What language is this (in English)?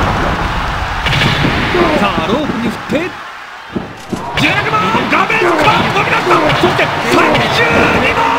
Japanese